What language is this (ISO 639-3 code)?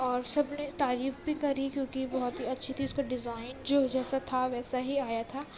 urd